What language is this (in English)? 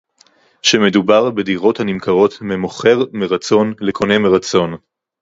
Hebrew